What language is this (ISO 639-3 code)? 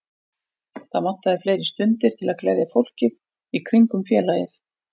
isl